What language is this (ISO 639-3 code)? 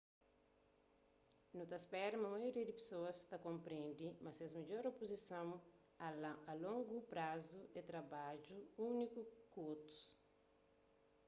kea